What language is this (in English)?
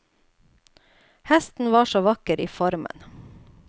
Norwegian